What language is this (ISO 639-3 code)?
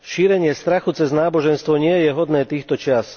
slk